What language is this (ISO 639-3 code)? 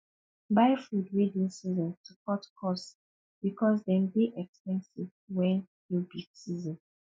pcm